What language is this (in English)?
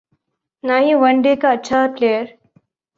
Urdu